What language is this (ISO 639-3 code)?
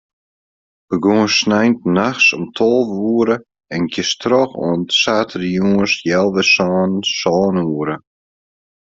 fry